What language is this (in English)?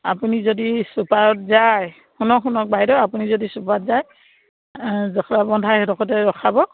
Assamese